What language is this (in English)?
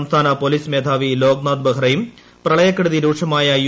Malayalam